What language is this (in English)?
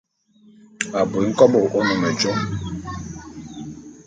Bulu